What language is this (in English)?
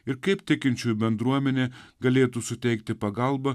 Lithuanian